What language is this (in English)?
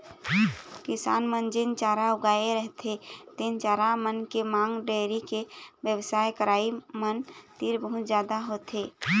Chhattisgarhi